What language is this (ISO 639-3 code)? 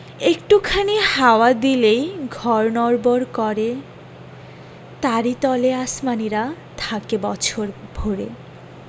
ben